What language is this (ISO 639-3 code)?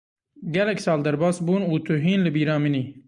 kur